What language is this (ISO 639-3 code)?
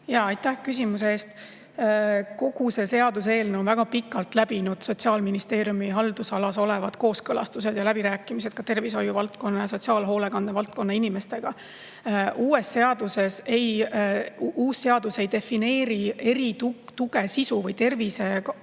est